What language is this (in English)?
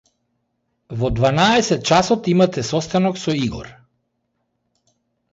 Macedonian